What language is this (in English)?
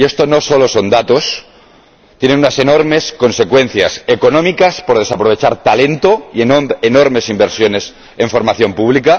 Spanish